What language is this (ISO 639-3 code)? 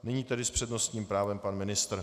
ces